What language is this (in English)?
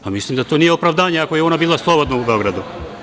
Serbian